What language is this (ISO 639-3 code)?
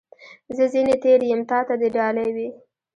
pus